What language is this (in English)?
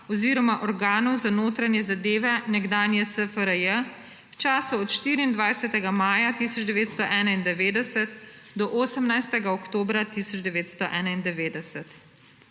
Slovenian